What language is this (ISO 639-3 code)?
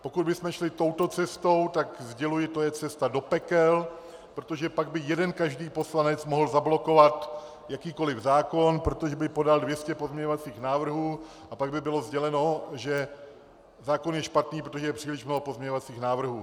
ces